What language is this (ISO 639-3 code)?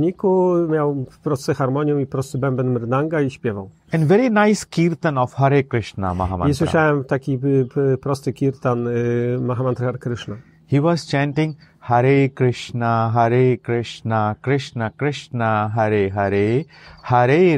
pol